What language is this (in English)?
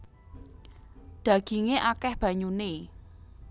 Javanese